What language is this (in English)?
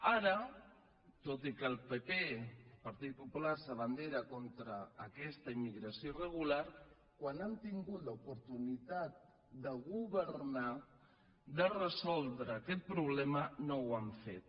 Catalan